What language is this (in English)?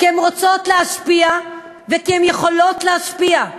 Hebrew